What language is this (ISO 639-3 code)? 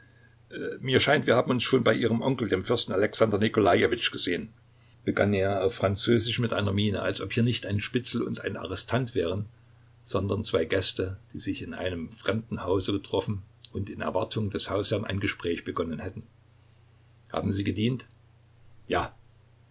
deu